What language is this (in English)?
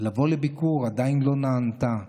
Hebrew